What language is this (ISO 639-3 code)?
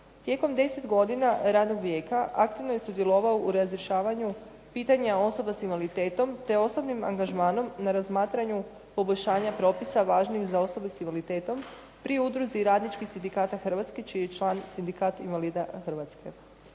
hrv